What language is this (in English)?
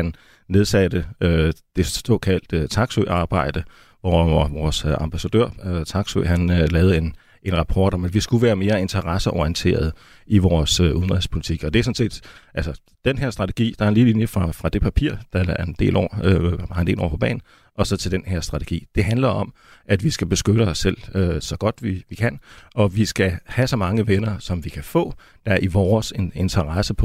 Danish